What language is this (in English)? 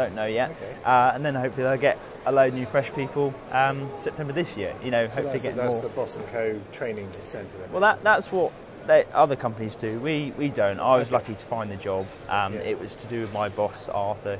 English